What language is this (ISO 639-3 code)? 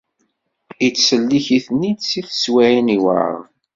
kab